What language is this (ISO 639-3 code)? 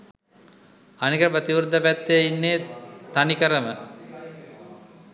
sin